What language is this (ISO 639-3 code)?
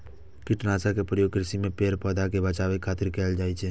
mai